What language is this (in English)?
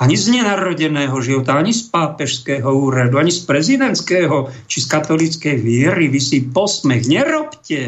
Slovak